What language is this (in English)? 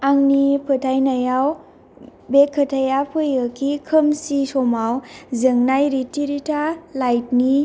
Bodo